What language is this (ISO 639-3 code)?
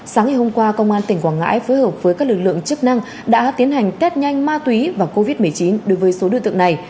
vie